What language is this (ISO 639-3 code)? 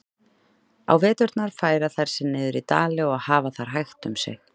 isl